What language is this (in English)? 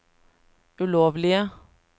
Norwegian